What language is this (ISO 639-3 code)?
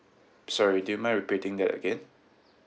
eng